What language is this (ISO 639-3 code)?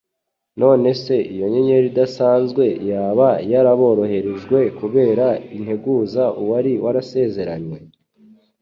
kin